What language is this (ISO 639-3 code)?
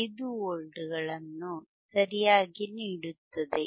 kan